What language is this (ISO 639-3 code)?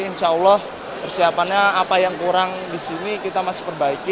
ind